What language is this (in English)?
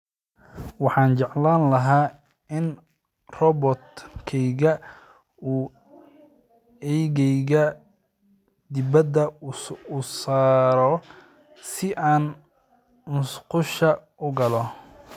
Somali